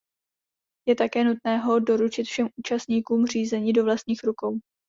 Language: Czech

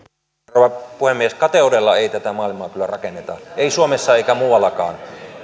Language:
Finnish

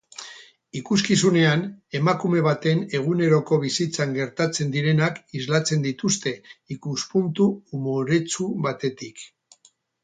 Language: Basque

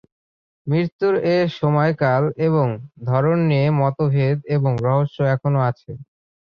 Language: Bangla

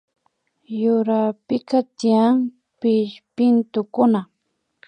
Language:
Imbabura Highland Quichua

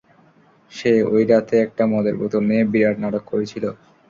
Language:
Bangla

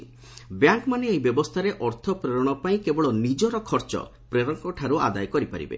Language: Odia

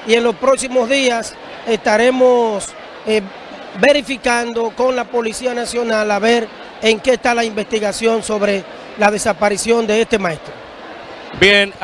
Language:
Spanish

